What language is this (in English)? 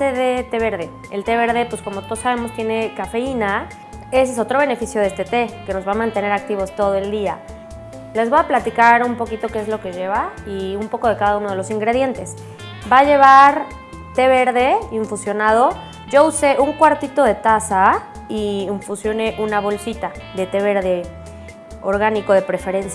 Spanish